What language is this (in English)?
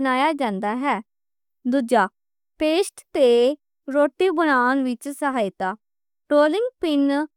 Western Panjabi